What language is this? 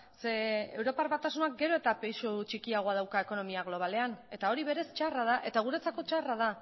Basque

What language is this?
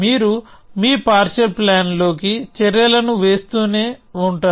Telugu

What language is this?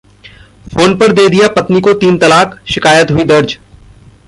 Hindi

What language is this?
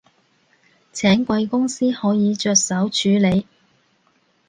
Cantonese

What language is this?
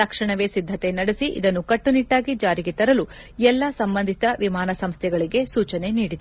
Kannada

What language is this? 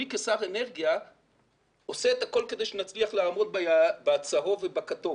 Hebrew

